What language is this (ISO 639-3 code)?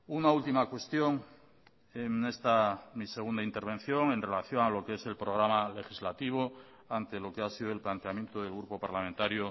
spa